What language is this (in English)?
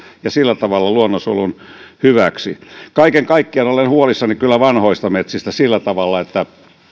Finnish